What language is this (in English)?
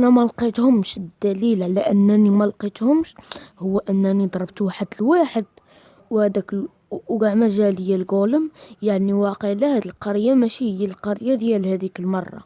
Arabic